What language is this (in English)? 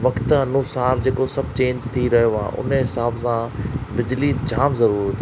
Sindhi